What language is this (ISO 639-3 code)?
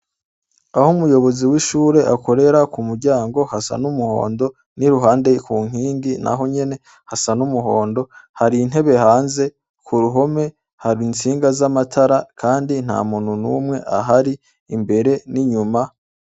run